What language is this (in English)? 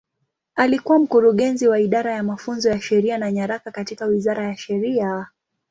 Swahili